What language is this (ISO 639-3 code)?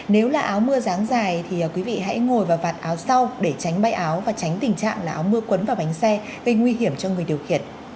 vie